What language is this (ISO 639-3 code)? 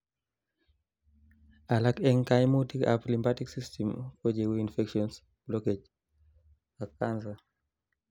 kln